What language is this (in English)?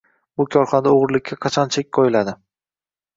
Uzbek